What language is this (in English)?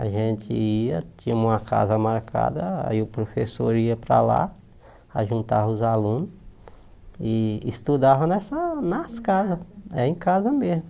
Portuguese